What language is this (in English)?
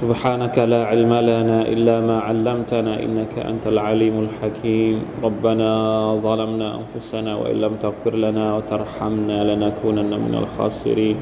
Thai